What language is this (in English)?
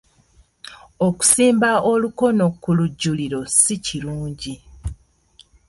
Ganda